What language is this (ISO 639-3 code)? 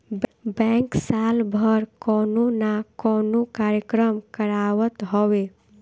bho